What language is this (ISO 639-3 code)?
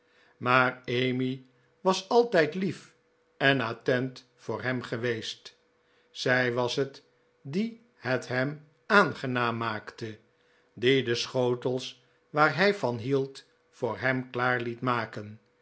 nld